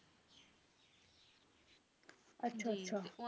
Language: Punjabi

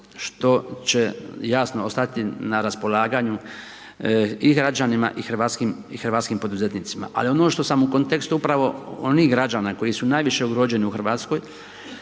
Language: Croatian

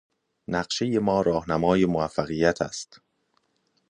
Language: Persian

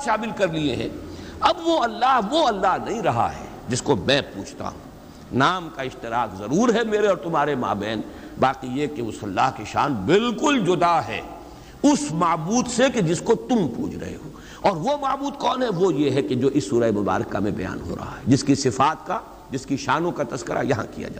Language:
Urdu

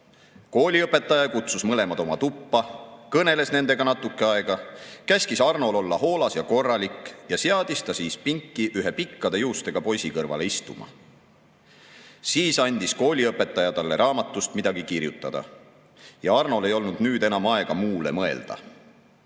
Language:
Estonian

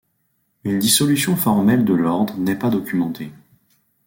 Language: French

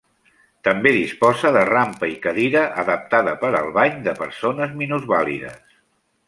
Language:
Catalan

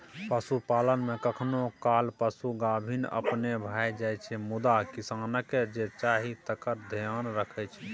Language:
Maithili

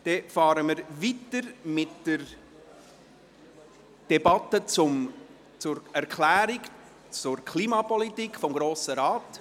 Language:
Swiss German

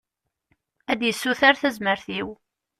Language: Kabyle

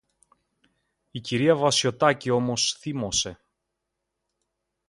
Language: Greek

